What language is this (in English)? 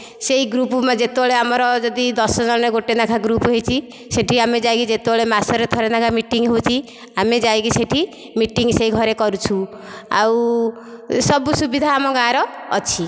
Odia